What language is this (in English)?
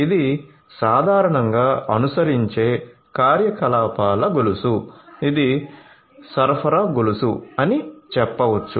Telugu